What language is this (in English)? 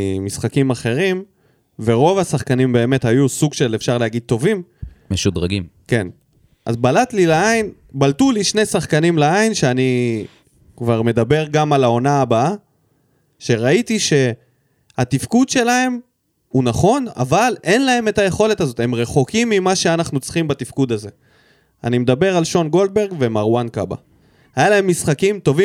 Hebrew